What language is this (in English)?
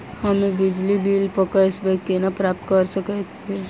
Maithili